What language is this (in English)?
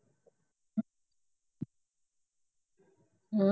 Punjabi